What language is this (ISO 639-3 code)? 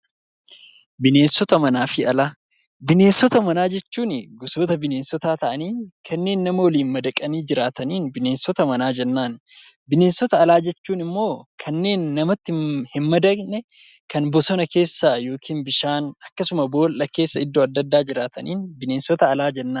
orm